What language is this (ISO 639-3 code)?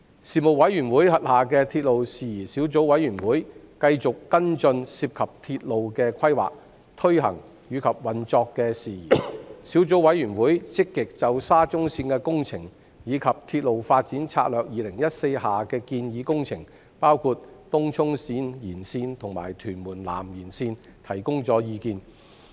yue